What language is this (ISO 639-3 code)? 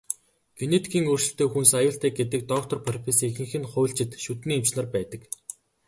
mon